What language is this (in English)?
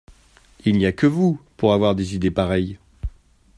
French